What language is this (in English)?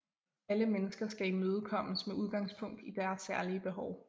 Danish